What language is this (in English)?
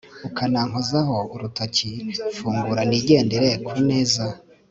Kinyarwanda